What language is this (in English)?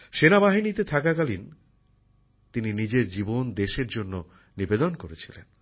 Bangla